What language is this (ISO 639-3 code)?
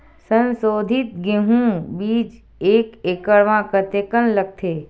hne